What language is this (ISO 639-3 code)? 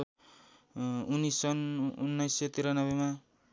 nep